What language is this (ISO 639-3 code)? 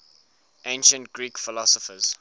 eng